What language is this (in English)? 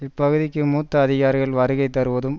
Tamil